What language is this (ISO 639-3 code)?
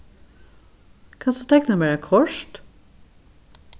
fao